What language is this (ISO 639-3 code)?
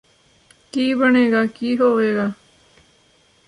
pan